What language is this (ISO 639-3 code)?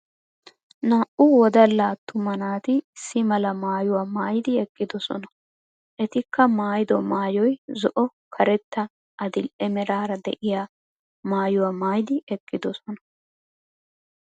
wal